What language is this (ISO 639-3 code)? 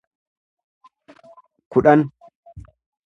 orm